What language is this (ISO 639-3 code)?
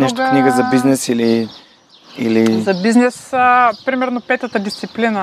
bul